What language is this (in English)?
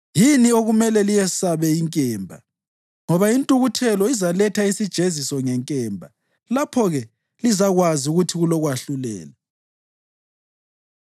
North Ndebele